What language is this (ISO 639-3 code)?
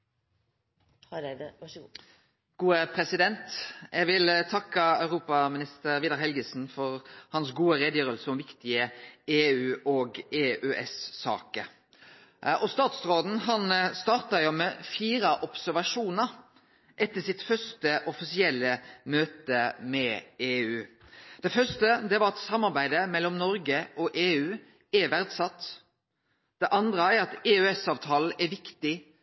nno